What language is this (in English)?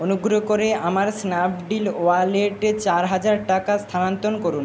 Bangla